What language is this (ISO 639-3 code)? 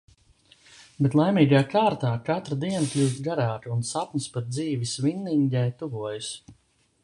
lav